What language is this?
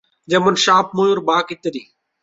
Bangla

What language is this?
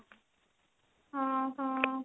Odia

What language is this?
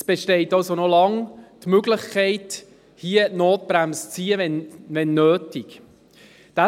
Swiss German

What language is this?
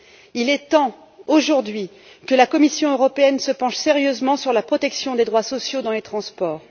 French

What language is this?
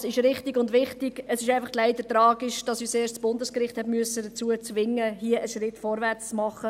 Swiss German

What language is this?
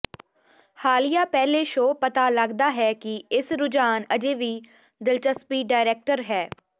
Punjabi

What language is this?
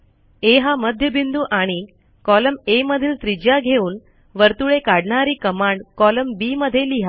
Marathi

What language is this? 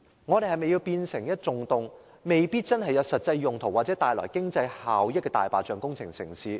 Cantonese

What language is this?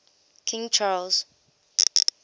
English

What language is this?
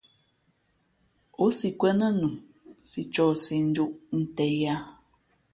Fe'fe'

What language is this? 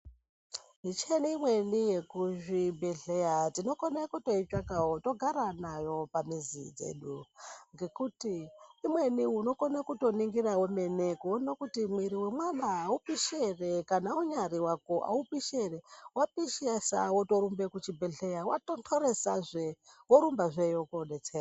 Ndau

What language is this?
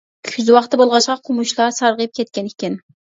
Uyghur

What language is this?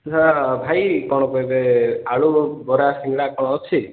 Odia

